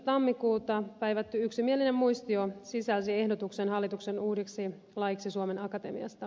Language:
Finnish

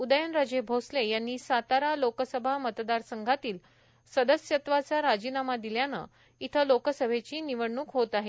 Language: Marathi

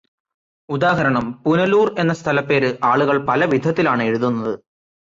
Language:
Malayalam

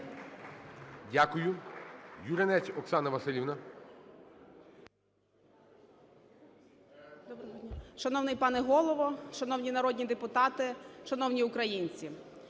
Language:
Ukrainian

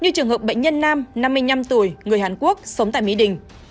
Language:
Vietnamese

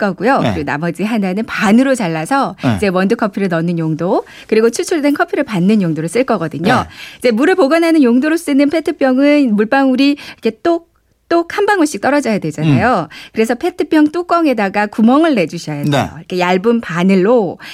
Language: Korean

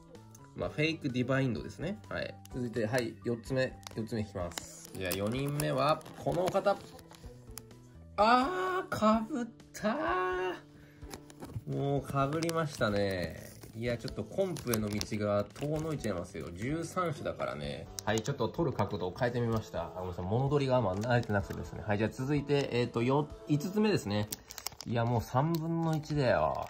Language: Japanese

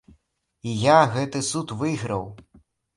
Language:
Belarusian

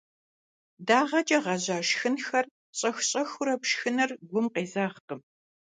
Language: Kabardian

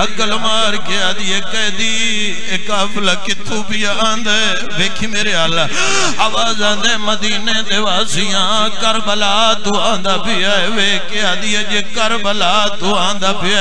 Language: Arabic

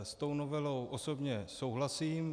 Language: Czech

